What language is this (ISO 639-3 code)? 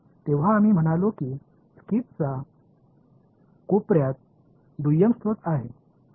tam